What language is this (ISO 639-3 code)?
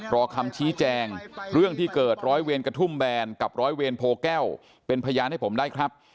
tha